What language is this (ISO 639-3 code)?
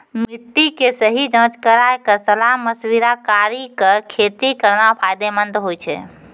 mai